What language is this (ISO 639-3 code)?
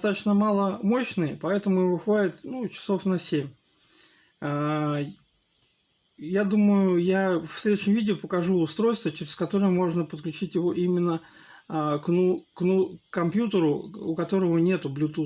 rus